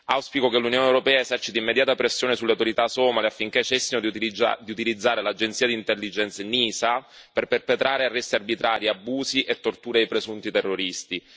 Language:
Italian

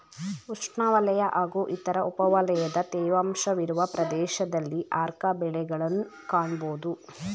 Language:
Kannada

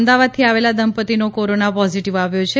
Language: Gujarati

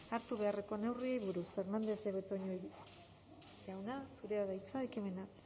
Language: Basque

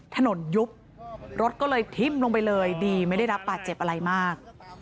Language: Thai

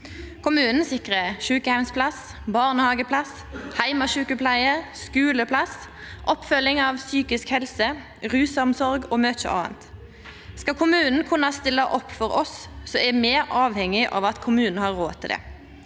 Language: Norwegian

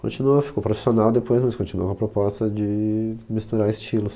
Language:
Portuguese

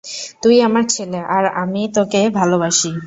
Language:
Bangla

